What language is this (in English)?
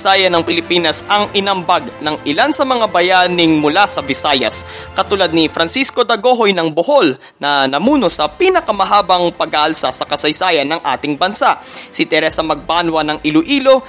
Filipino